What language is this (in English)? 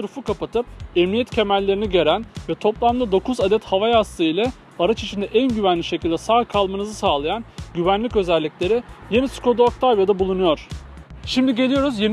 Turkish